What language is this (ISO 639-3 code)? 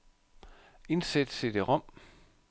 dan